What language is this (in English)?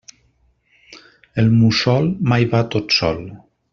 Catalan